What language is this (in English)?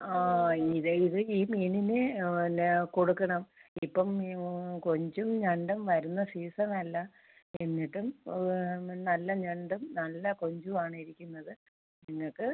Malayalam